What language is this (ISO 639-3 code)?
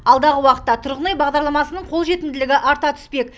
kaz